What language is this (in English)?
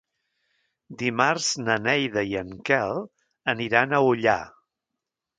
Catalan